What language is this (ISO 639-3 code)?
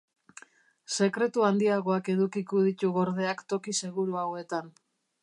eus